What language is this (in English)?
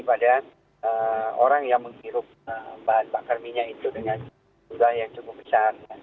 Indonesian